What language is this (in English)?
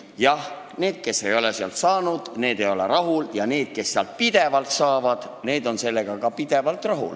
Estonian